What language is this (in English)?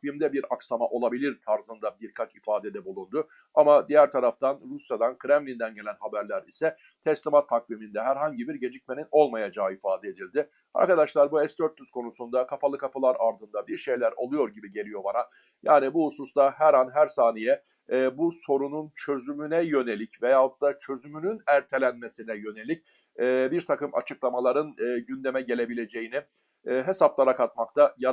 Turkish